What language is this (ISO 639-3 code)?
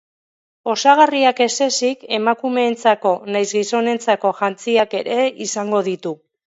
eus